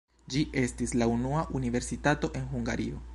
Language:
Esperanto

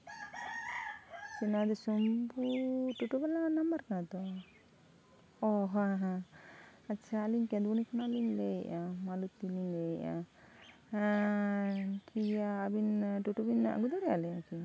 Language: Santali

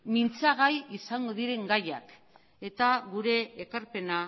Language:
Basque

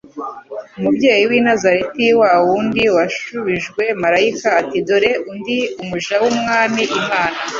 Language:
Kinyarwanda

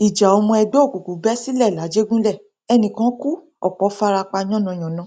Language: Yoruba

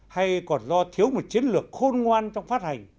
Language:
Vietnamese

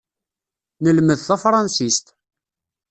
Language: Kabyle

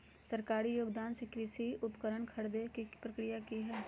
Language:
Magahi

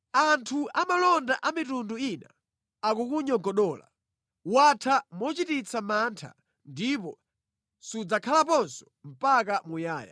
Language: Nyanja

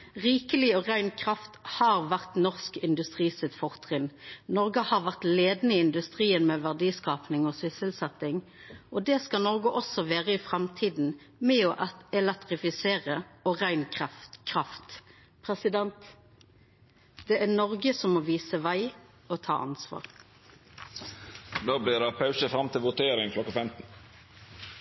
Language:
Norwegian Nynorsk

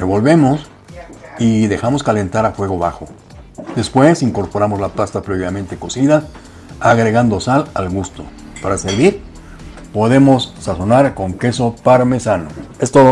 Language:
Spanish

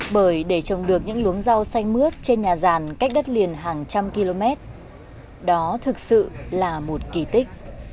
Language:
Vietnamese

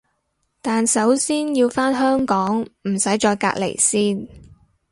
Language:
Cantonese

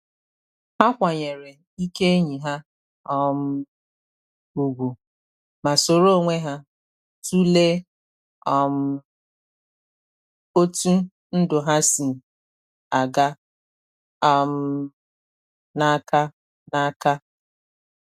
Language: Igbo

